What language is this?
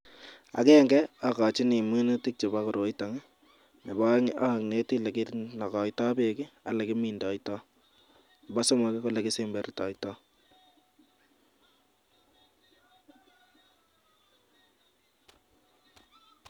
Kalenjin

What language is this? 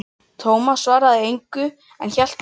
Icelandic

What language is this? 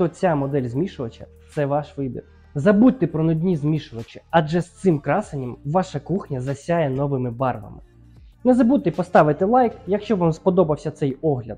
Ukrainian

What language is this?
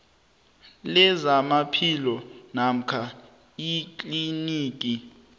South Ndebele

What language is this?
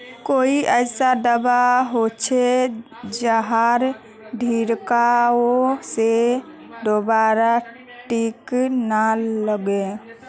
Magahi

